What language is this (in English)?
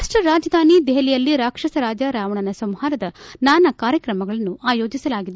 Kannada